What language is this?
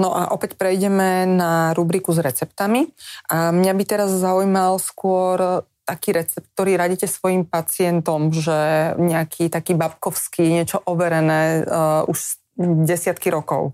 Slovak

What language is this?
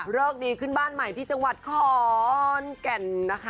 Thai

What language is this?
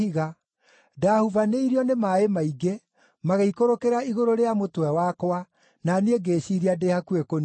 Kikuyu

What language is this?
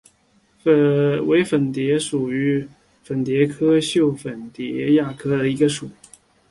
Chinese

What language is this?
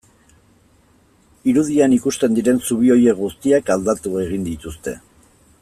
Basque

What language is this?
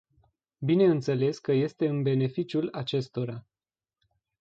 Romanian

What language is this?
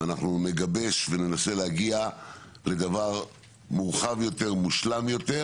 Hebrew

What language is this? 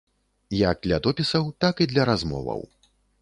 Belarusian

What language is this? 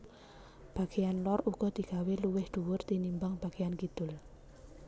Javanese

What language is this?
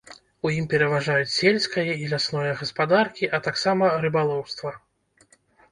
Belarusian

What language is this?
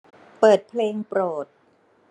Thai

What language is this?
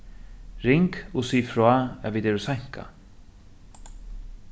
Faroese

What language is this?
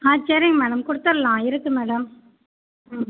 Tamil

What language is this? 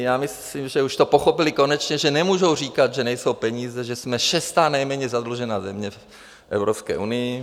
Czech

